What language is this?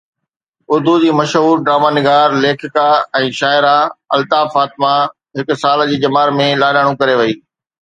Sindhi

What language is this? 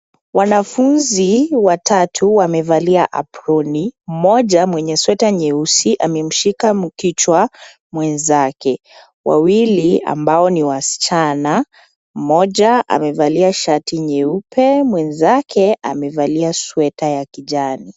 Swahili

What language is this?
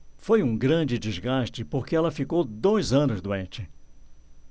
Portuguese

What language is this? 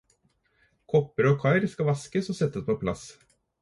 Norwegian Bokmål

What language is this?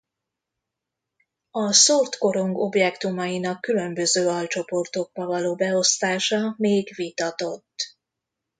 Hungarian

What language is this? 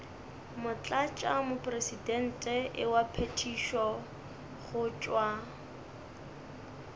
Northern Sotho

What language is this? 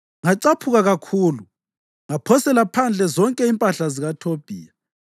North Ndebele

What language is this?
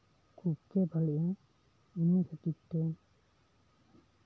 Santali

